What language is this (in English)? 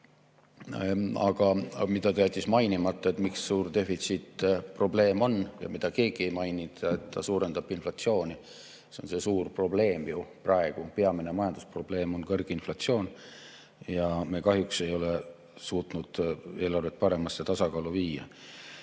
Estonian